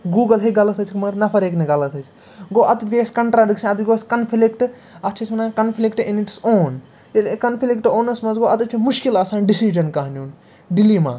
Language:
Kashmiri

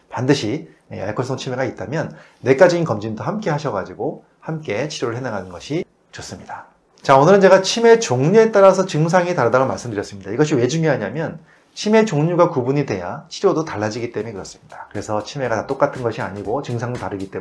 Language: Korean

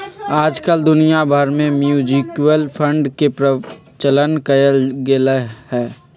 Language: Magahi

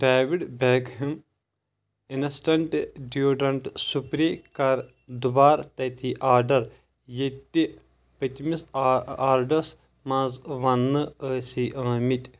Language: Kashmiri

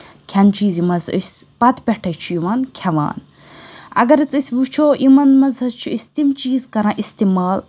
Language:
Kashmiri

